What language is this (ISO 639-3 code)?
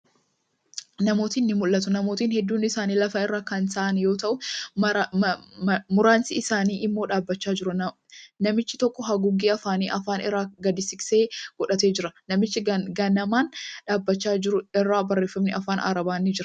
orm